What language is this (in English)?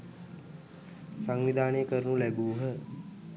Sinhala